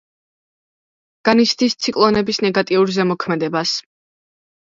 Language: Georgian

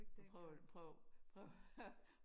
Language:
Danish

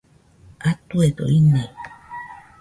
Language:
Nüpode Huitoto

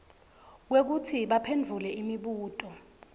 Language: Swati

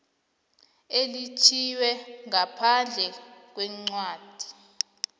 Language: South Ndebele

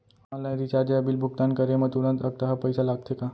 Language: Chhattisgarhi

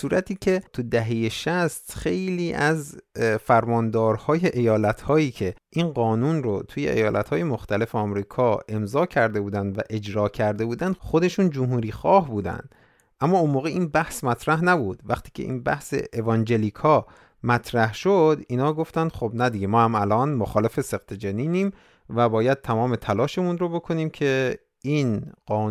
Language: Persian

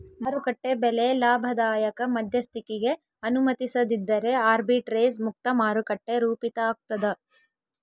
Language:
Kannada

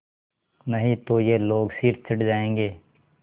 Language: Hindi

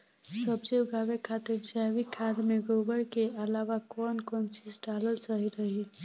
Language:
Bhojpuri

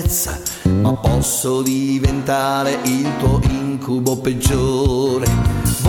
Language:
Japanese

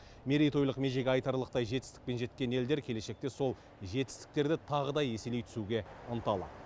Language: Kazakh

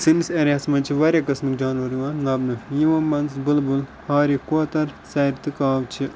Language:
Kashmiri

